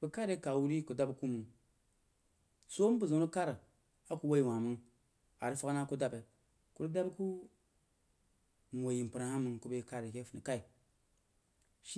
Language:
Jiba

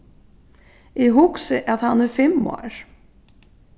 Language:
Faroese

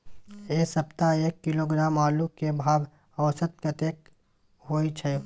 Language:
Maithili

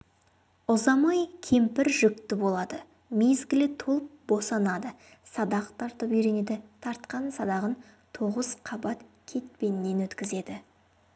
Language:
Kazakh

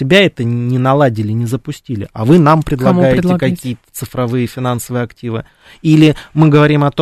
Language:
Russian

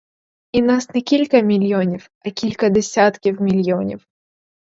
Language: Ukrainian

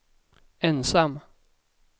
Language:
Swedish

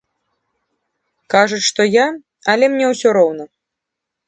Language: Belarusian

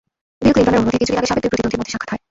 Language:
Bangla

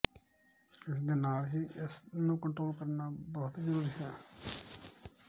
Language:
Punjabi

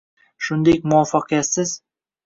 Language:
Uzbek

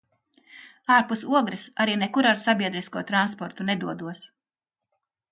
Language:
Latvian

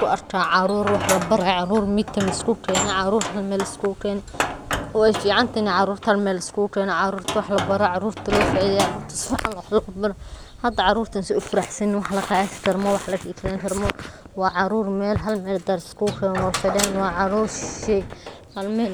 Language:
Somali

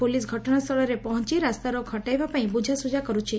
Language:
Odia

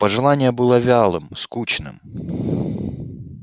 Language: Russian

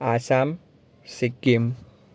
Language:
Gujarati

